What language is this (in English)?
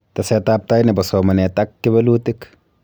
Kalenjin